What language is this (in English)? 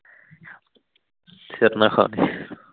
Punjabi